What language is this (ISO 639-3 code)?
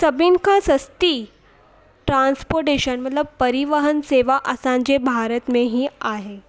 snd